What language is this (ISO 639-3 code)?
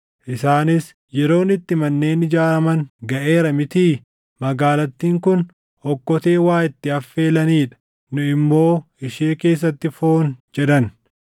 orm